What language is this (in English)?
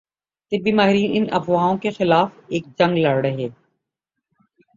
Urdu